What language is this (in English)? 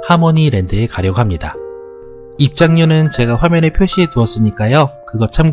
Korean